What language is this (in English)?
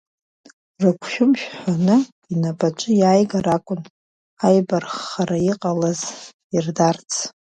Abkhazian